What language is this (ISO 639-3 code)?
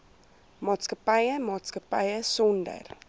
afr